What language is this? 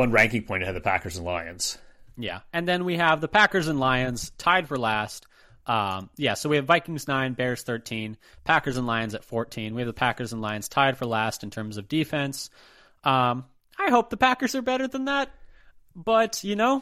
English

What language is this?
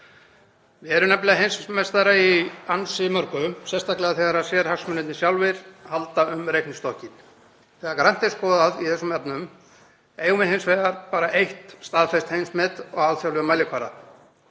Icelandic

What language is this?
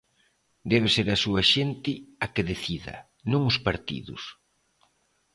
Galician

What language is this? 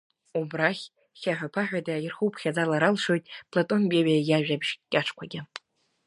Abkhazian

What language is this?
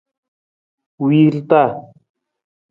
Nawdm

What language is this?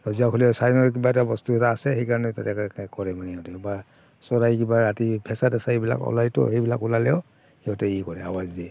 Assamese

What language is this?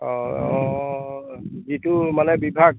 Assamese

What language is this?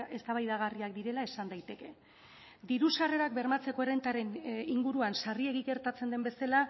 Basque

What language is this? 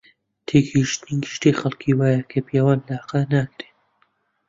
Central Kurdish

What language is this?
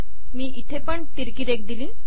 Marathi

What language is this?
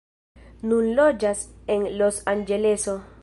Esperanto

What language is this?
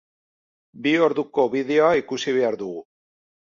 Basque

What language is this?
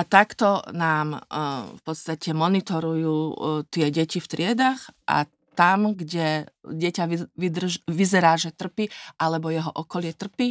Slovak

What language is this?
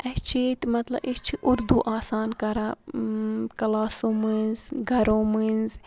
Kashmiri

